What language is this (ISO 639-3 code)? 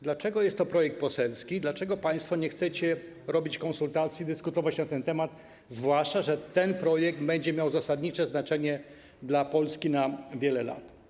pol